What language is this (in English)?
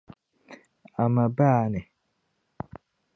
Dagbani